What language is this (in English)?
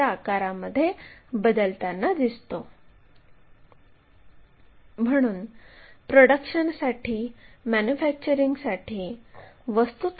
Marathi